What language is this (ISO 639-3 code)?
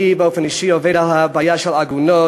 heb